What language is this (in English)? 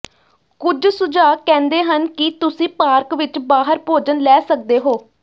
Punjabi